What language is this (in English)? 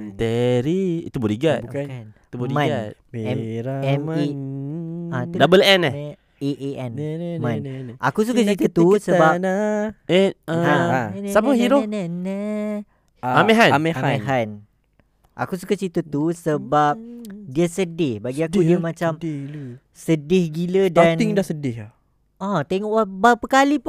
Malay